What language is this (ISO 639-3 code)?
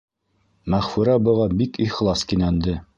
bak